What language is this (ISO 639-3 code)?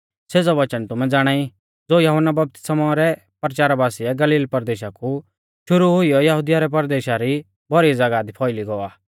bfz